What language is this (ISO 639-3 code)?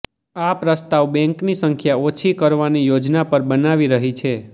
guj